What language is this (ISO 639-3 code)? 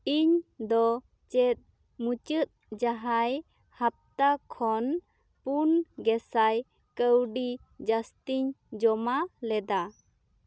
sat